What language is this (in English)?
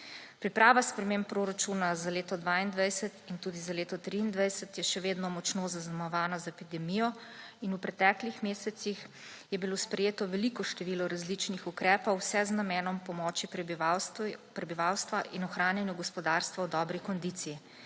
Slovenian